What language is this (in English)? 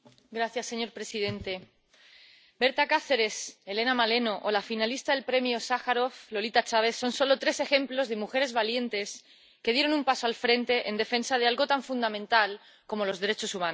Spanish